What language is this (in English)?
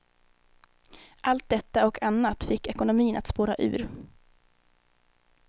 Swedish